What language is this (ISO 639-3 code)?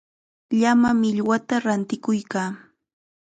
qxa